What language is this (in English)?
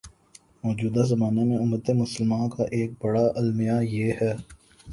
Urdu